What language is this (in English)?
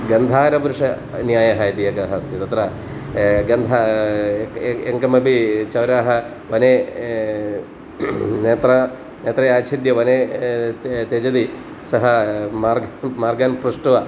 Sanskrit